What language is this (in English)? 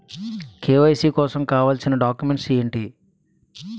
Telugu